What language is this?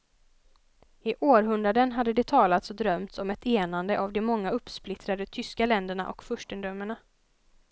Swedish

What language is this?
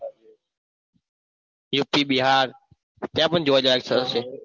Gujarati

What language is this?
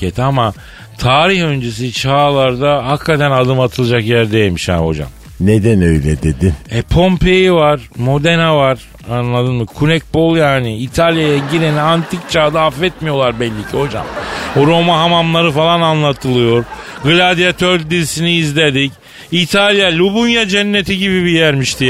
Turkish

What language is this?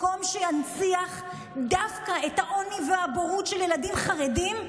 Hebrew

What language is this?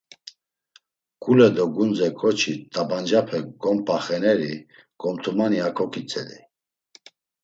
Laz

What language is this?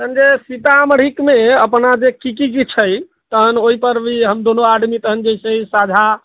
Maithili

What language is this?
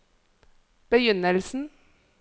Norwegian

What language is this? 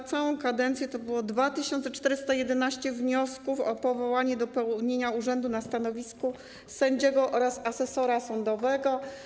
Polish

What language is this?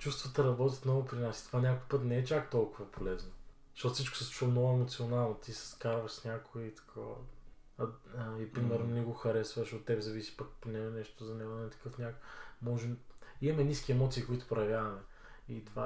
Bulgarian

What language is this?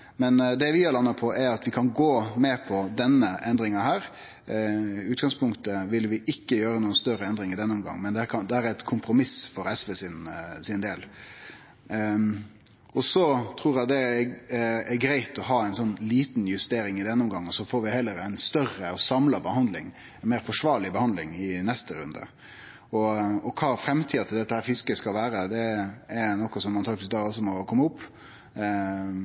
Norwegian Nynorsk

